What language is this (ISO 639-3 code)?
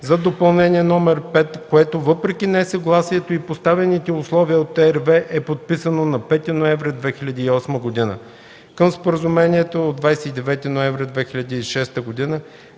bul